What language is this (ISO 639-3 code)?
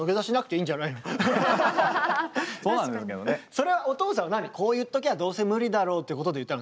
jpn